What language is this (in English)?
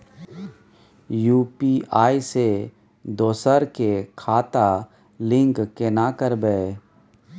Maithili